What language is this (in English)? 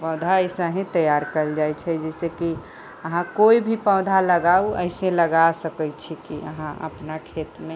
Maithili